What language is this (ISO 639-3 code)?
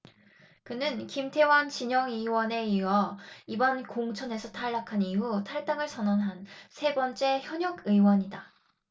kor